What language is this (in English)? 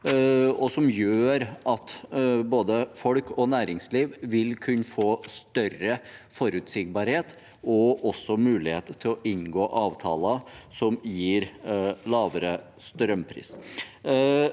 Norwegian